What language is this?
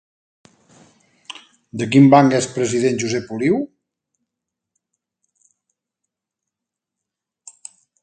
Catalan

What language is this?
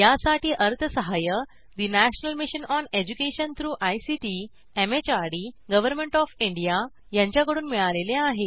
Marathi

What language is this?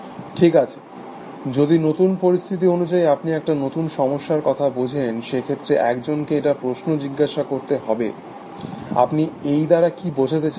Bangla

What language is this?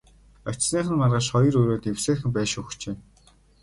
Mongolian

